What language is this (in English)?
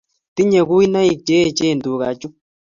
Kalenjin